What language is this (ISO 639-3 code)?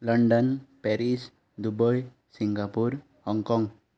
kok